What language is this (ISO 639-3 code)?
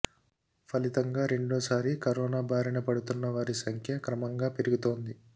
tel